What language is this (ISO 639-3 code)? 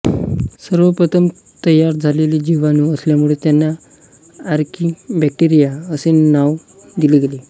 mar